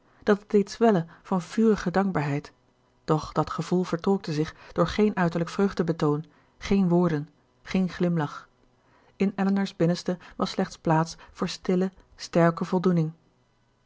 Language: Dutch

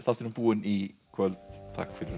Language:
Icelandic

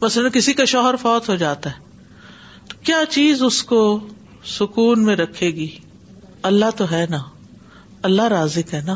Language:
Urdu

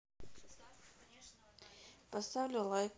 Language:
Russian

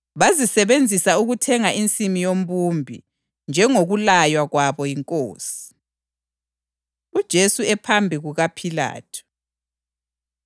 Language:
North Ndebele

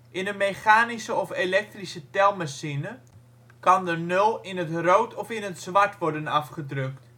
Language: Dutch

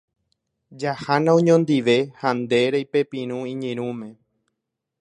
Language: Guarani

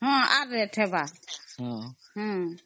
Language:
Odia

